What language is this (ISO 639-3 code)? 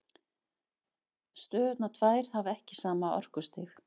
isl